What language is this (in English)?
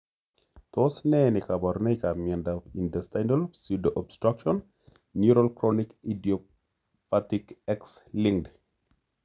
Kalenjin